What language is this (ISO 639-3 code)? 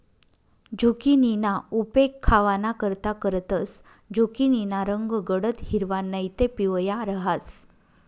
mar